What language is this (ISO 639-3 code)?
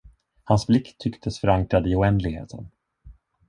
swe